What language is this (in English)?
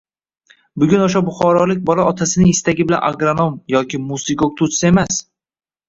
Uzbek